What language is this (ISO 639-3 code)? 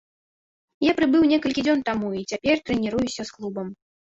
bel